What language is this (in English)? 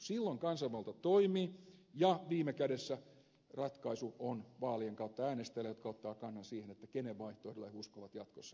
Finnish